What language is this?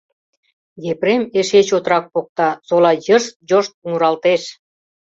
Mari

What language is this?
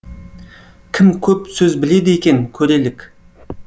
Kazakh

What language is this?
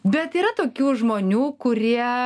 Lithuanian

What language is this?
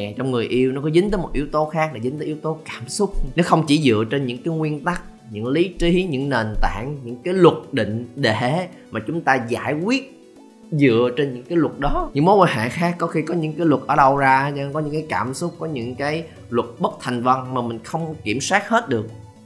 Vietnamese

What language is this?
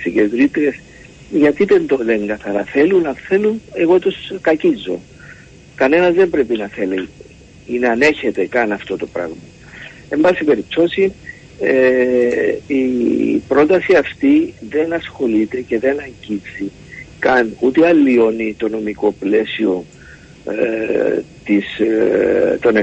Greek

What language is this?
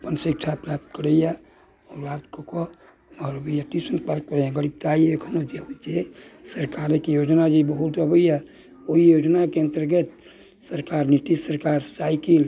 Maithili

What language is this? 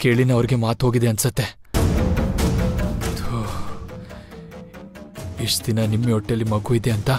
Hindi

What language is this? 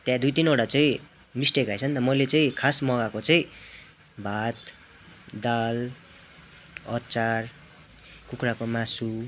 Nepali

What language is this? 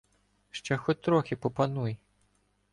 Ukrainian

